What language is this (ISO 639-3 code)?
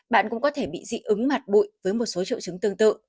vie